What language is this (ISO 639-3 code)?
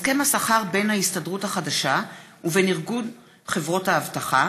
heb